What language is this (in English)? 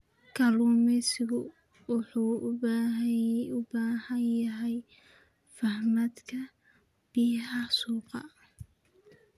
Somali